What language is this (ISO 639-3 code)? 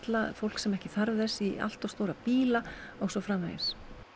isl